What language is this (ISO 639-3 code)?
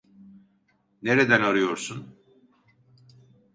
tur